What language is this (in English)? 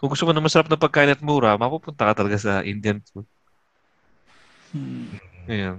Filipino